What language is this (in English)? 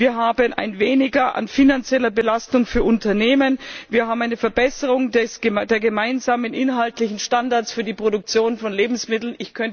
German